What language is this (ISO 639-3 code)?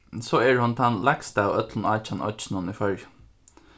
fao